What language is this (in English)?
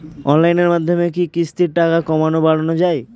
Bangla